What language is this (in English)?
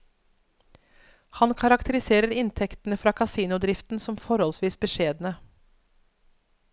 Norwegian